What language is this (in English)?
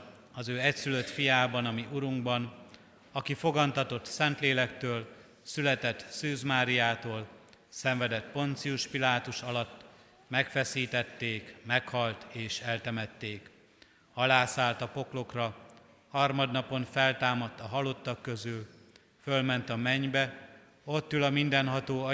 Hungarian